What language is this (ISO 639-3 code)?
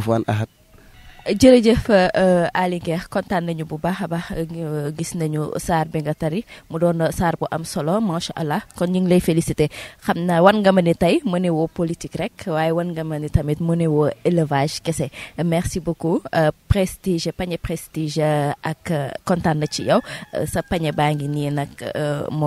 ind